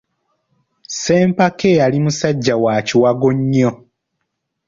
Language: Ganda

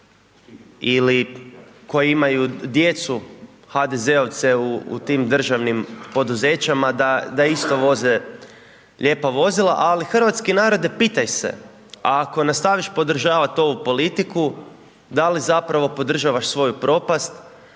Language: Croatian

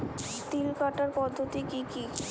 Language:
Bangla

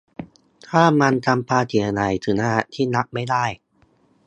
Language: Thai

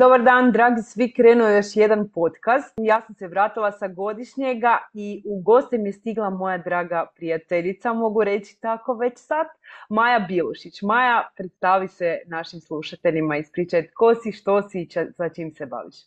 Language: Croatian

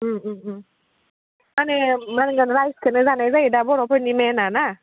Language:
Bodo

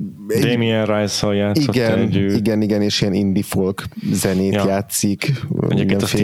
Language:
Hungarian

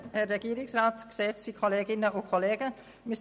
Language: Swiss German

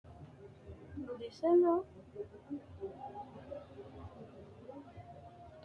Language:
Sidamo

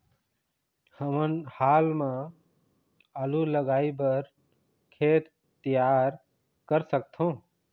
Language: Chhattisgarhi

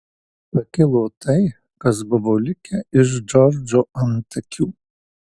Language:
Lithuanian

